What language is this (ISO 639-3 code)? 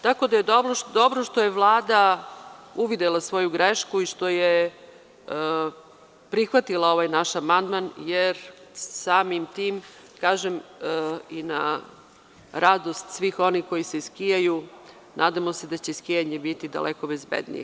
srp